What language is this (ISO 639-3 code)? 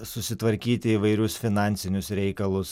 lit